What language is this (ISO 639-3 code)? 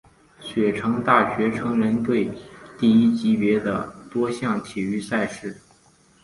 zho